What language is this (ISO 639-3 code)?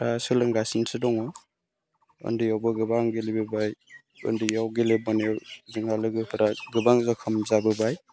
brx